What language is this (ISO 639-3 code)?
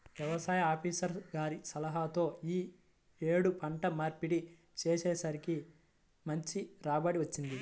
tel